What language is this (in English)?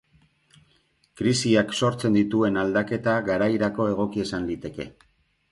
Basque